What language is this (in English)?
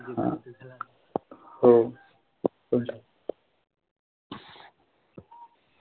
Marathi